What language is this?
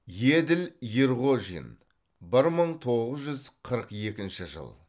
Kazakh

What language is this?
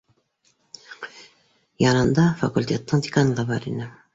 Bashkir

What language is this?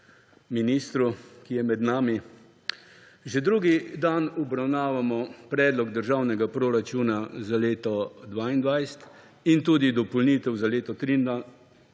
Slovenian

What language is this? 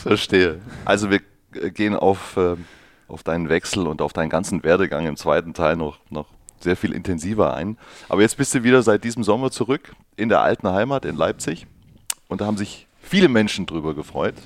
German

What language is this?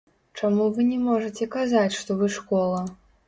Belarusian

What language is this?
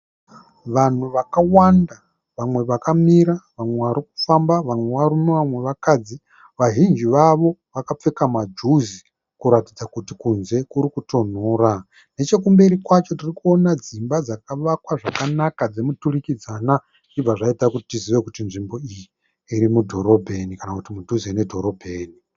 Shona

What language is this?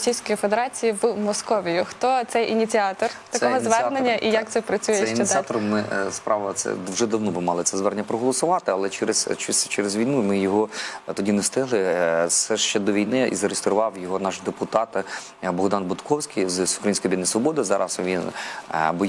Ukrainian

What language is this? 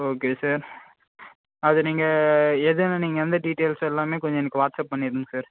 Tamil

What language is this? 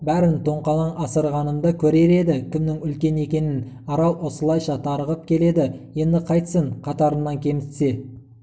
Kazakh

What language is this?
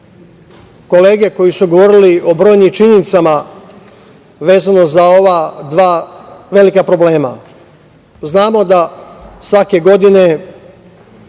Serbian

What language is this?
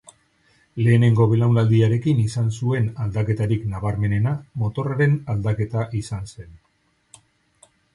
Basque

